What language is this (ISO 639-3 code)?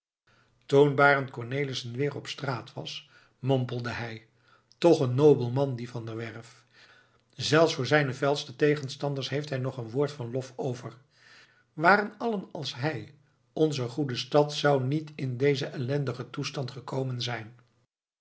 nld